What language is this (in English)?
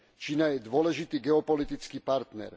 Slovak